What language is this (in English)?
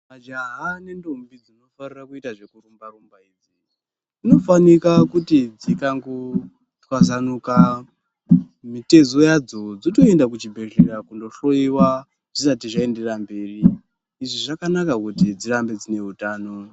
Ndau